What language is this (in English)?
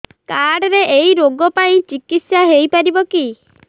Odia